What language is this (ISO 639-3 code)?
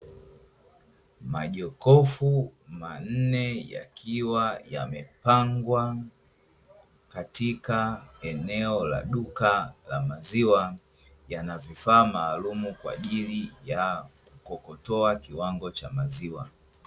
swa